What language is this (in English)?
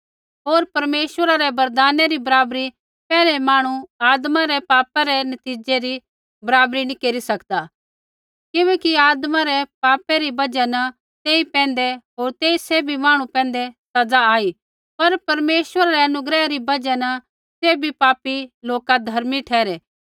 Kullu Pahari